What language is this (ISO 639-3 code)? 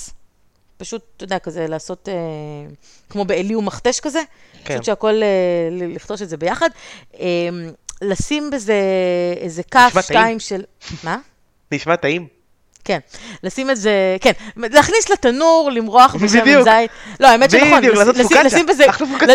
heb